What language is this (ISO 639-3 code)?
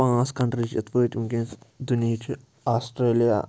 kas